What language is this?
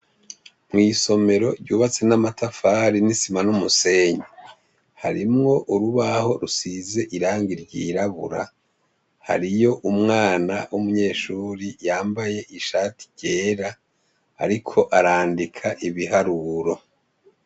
Rundi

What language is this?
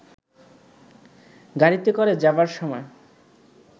Bangla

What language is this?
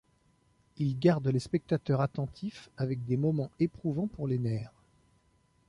French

